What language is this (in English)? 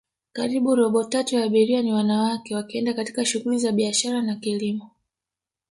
Swahili